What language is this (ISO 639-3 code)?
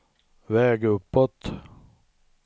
swe